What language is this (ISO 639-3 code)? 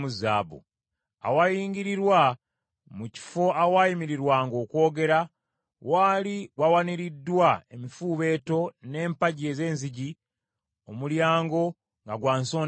lug